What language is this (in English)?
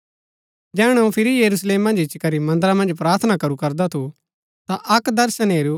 Gaddi